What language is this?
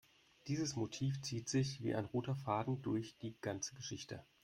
German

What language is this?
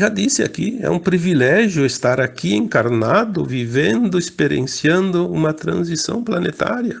Portuguese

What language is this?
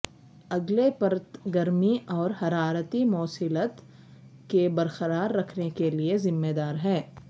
Urdu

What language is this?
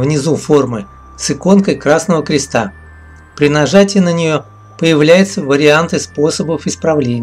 Russian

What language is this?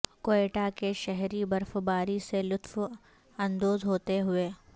Urdu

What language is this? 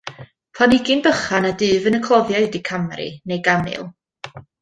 Welsh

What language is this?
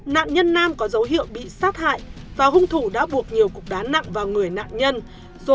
Vietnamese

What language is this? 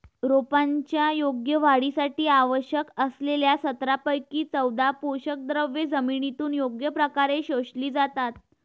Marathi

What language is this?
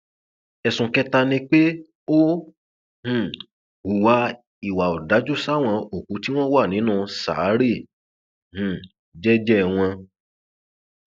Yoruba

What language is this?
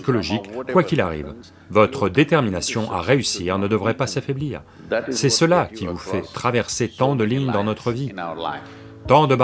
French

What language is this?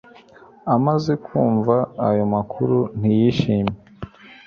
Kinyarwanda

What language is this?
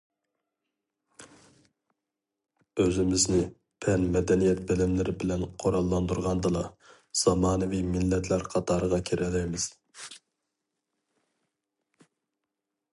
Uyghur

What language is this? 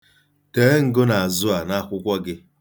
Igbo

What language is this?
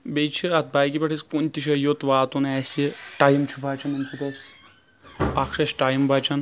Kashmiri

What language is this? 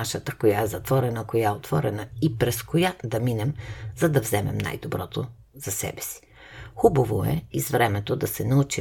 Bulgarian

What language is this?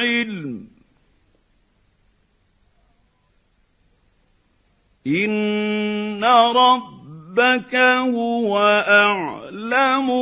Arabic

